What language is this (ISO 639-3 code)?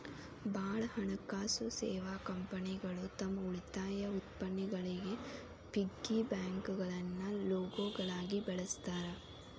kan